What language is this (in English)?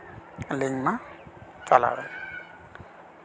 Santali